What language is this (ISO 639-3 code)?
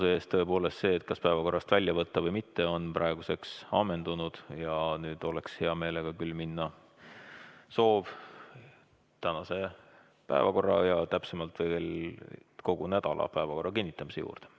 est